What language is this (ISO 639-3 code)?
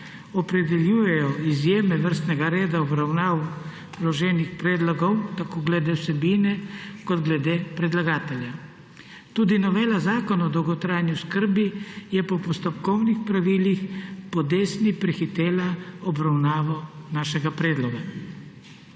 slv